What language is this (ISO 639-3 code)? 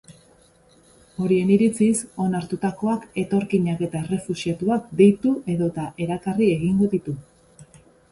eus